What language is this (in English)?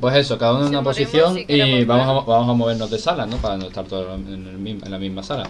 Spanish